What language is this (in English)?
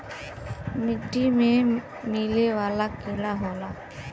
Bhojpuri